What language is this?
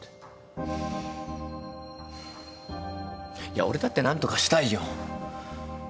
Japanese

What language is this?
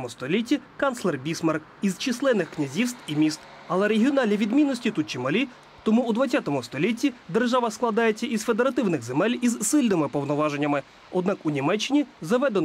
Ukrainian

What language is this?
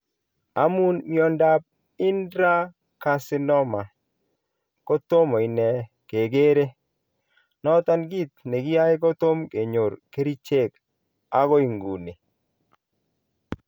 Kalenjin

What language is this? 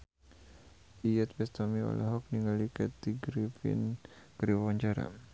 Sundanese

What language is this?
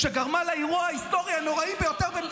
Hebrew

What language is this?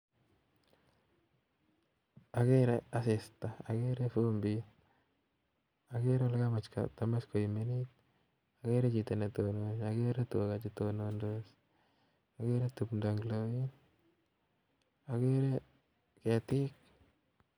Kalenjin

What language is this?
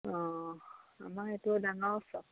Assamese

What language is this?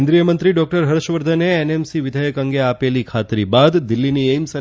Gujarati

